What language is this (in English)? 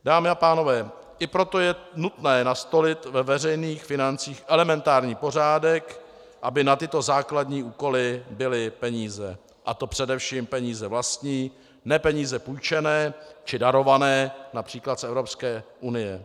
Czech